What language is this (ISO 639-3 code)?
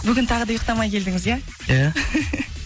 kaz